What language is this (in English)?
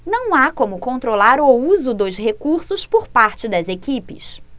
Portuguese